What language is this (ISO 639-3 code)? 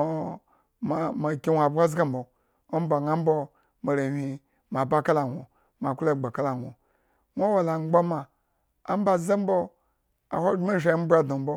ego